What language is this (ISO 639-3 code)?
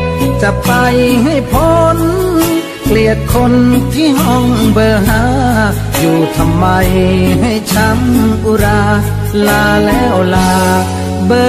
tha